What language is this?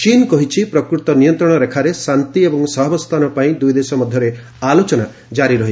Odia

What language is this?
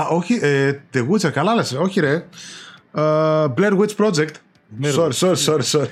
Greek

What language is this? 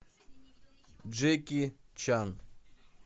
Russian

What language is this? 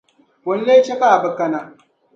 Dagbani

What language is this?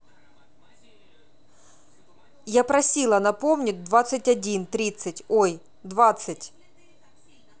Russian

